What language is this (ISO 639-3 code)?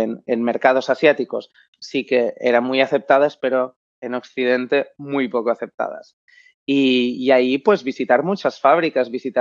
spa